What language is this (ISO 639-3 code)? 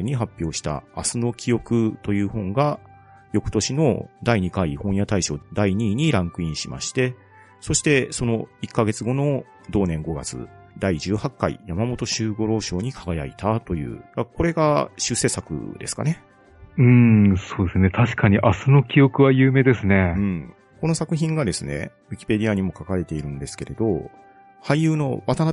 jpn